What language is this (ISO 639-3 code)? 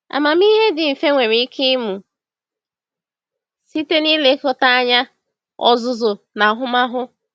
ibo